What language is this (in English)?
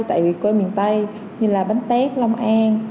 Vietnamese